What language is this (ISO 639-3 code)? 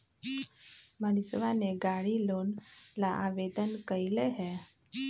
mag